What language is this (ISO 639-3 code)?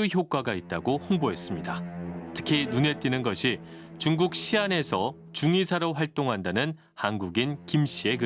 kor